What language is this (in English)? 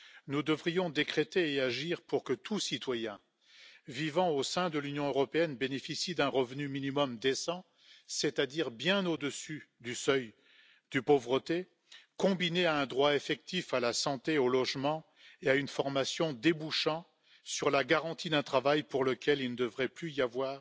French